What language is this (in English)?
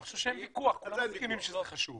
Hebrew